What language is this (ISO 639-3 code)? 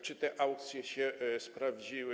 pol